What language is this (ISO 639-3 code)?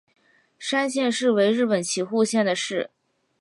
zho